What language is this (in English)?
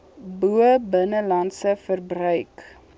Afrikaans